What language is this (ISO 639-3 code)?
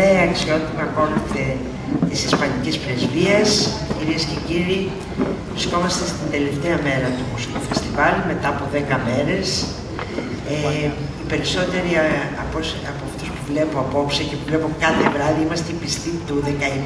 ell